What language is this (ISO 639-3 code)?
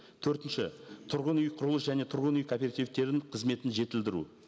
kaz